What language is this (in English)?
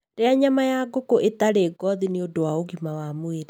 Kikuyu